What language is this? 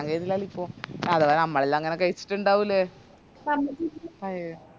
Malayalam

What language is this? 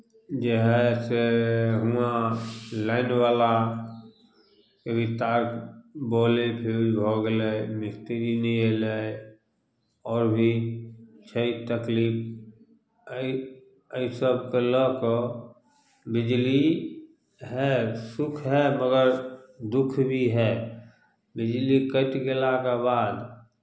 Maithili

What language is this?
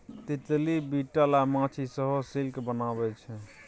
Maithili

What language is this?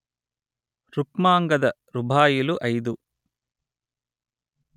Telugu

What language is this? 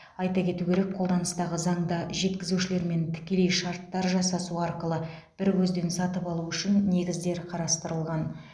Kazakh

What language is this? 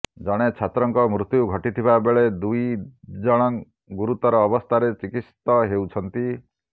Odia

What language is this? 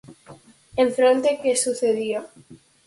Galician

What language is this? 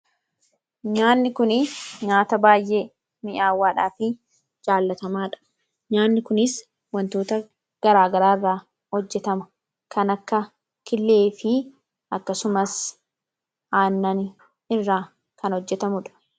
Oromo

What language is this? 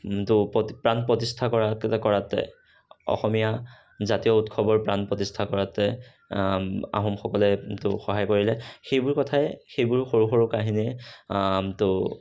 Assamese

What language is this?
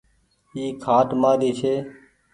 Goaria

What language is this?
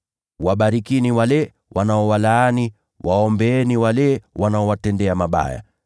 Swahili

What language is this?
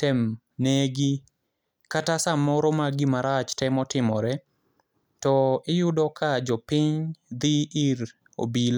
Luo (Kenya and Tanzania)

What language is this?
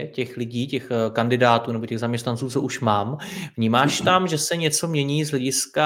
Czech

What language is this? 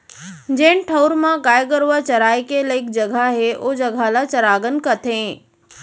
Chhattisgarhi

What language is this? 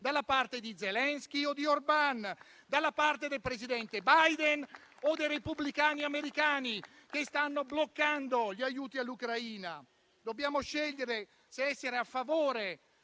Italian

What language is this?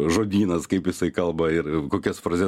Lithuanian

